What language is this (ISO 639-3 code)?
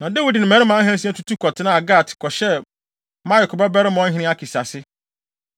aka